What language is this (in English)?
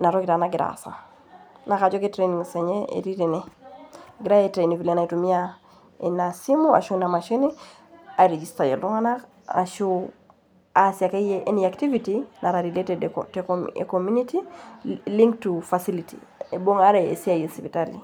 Masai